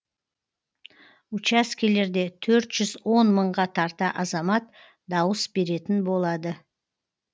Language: Kazakh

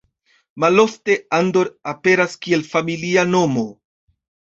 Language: Esperanto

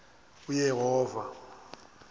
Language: Xhosa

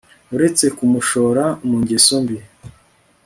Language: Kinyarwanda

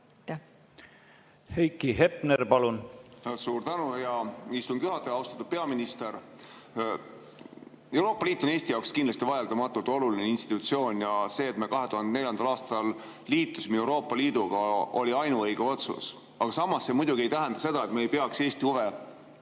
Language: Estonian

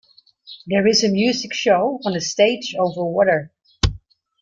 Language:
English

